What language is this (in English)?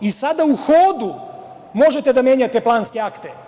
Serbian